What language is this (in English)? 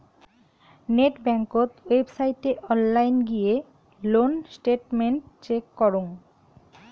Bangla